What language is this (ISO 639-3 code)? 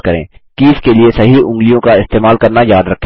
hin